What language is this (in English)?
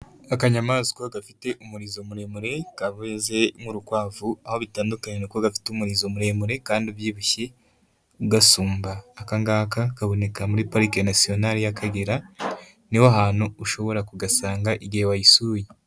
Kinyarwanda